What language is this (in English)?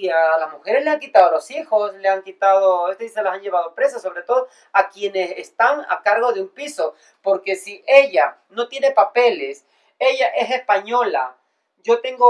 Spanish